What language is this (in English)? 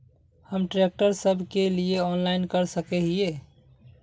Magahi